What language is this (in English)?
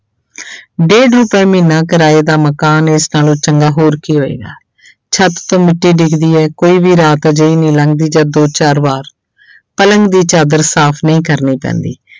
Punjabi